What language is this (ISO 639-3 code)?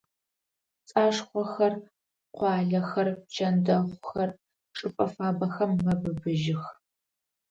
ady